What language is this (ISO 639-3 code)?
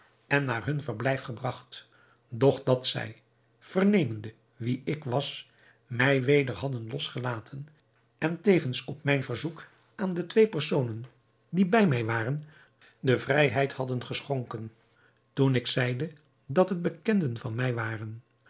nld